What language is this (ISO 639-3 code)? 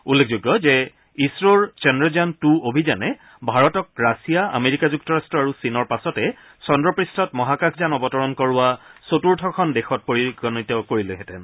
asm